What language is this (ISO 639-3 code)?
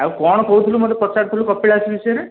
ori